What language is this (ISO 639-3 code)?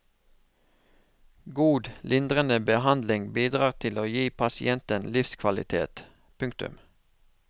nor